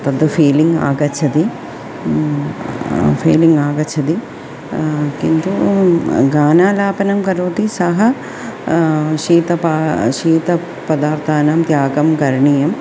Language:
Sanskrit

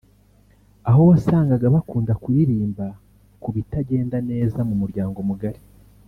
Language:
Kinyarwanda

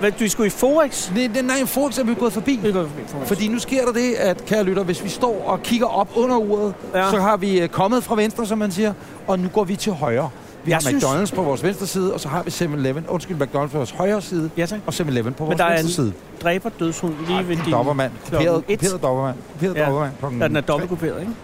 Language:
Danish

